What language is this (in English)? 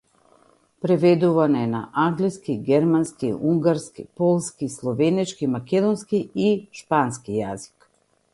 Macedonian